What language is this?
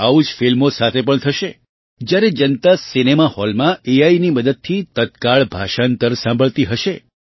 Gujarati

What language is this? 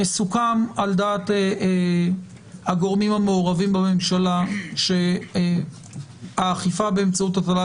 Hebrew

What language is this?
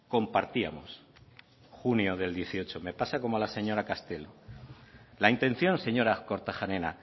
Spanish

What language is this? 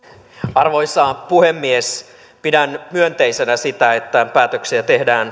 Finnish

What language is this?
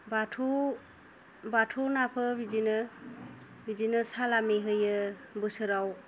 Bodo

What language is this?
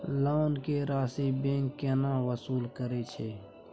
Maithili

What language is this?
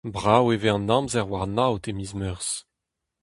Breton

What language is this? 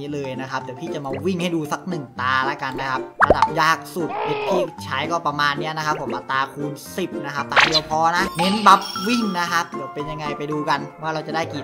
Thai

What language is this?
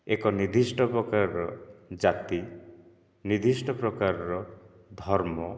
Odia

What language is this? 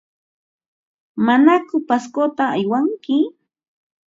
Ambo-Pasco Quechua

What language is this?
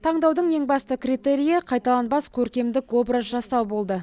Kazakh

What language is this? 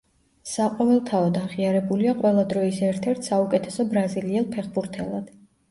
Georgian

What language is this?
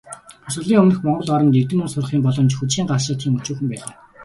Mongolian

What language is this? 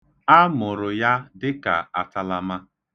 Igbo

